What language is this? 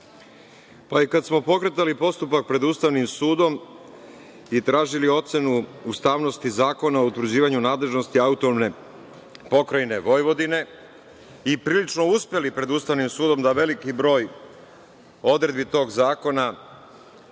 Serbian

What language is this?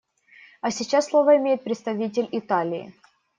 Russian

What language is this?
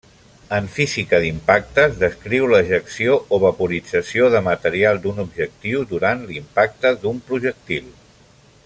Catalan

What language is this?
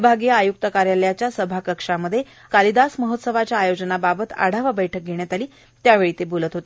Marathi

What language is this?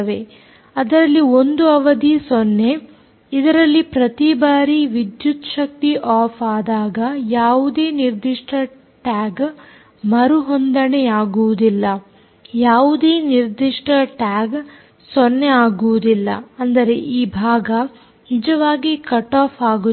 Kannada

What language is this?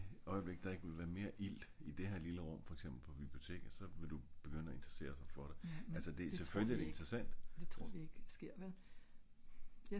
Danish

